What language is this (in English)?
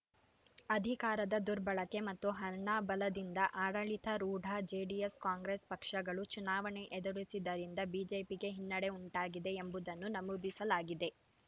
Kannada